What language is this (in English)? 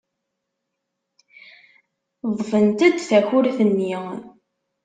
Kabyle